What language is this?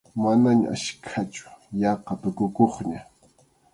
Arequipa-La Unión Quechua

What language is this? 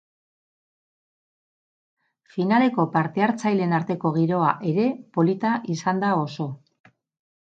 Basque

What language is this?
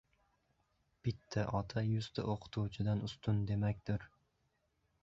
Uzbek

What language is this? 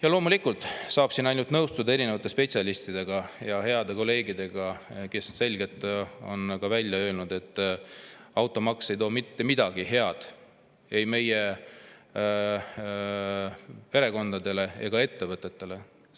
Estonian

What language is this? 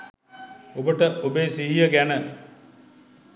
Sinhala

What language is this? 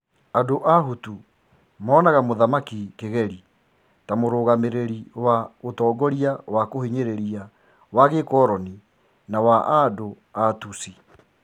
Kikuyu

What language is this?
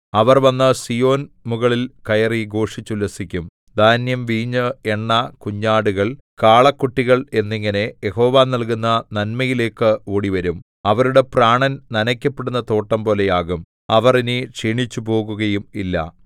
Malayalam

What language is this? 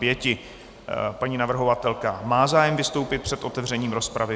Czech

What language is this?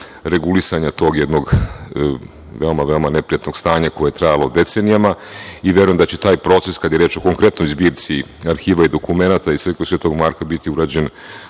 Serbian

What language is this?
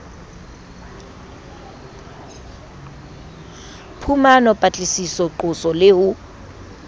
Southern Sotho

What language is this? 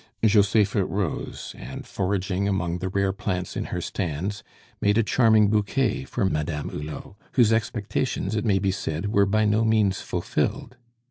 English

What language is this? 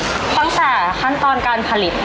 Thai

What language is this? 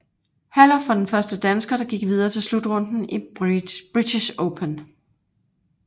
Danish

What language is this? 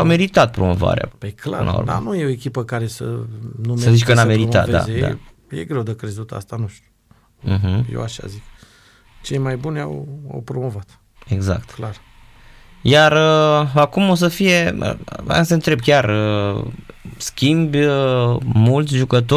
Romanian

